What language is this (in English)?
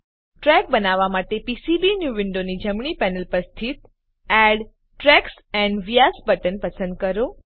Gujarati